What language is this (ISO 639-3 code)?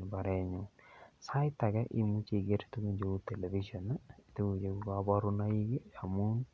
kln